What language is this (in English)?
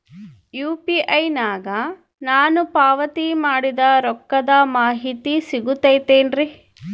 Kannada